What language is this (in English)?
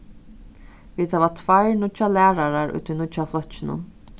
Faroese